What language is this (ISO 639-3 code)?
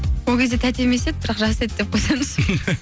kaz